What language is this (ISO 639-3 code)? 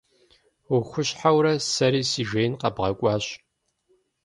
kbd